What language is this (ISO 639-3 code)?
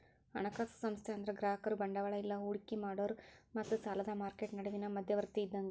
kan